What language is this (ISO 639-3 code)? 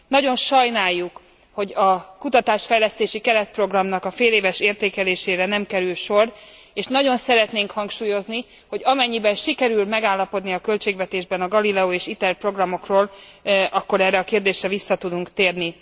hun